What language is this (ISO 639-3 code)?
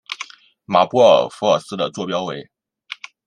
zho